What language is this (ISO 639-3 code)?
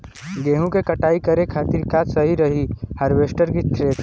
bho